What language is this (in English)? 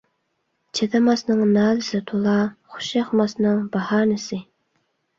Uyghur